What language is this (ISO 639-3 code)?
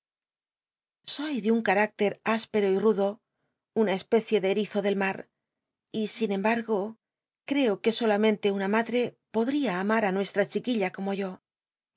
spa